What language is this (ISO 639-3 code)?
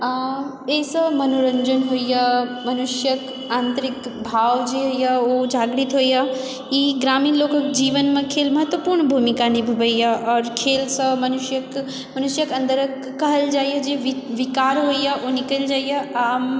mai